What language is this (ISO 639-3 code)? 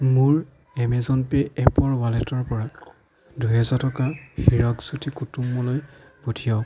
asm